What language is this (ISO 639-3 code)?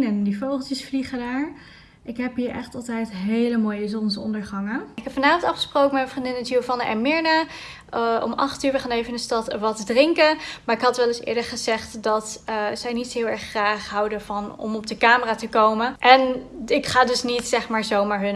nld